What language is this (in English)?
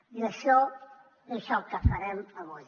Catalan